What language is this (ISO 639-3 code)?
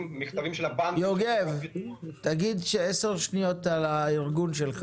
heb